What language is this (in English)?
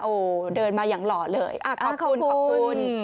Thai